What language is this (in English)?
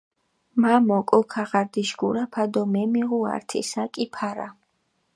Mingrelian